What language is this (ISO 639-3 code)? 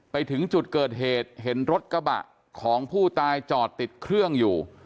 tha